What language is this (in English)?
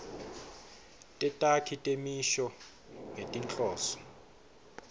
Swati